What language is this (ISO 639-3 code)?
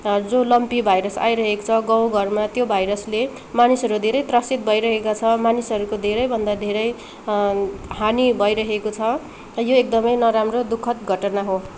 nep